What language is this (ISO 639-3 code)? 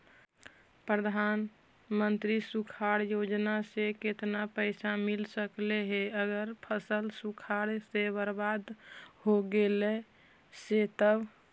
mag